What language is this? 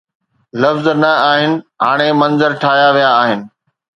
Sindhi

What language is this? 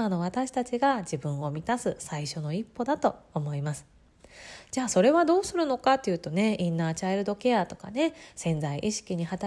Japanese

